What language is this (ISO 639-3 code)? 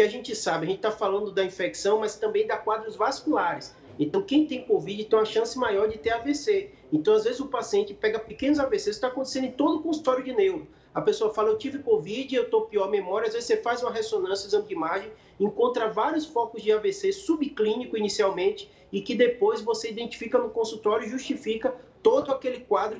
por